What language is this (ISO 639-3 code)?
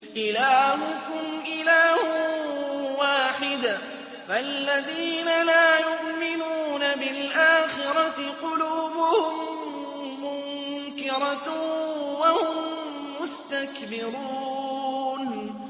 ara